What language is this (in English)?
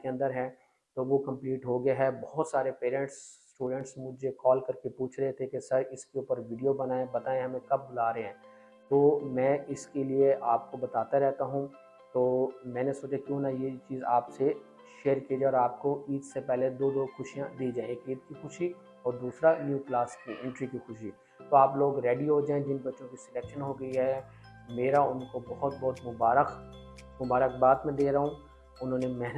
Urdu